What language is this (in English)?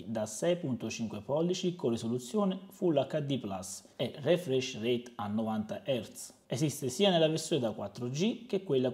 Italian